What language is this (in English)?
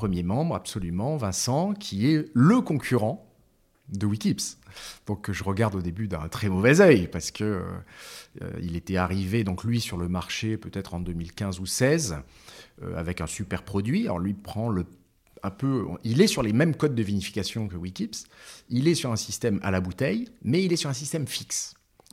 French